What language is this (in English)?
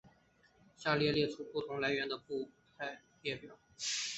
Chinese